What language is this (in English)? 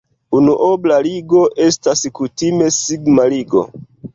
Esperanto